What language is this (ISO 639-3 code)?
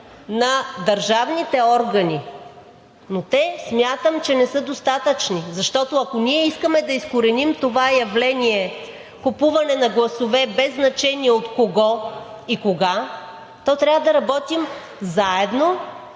bul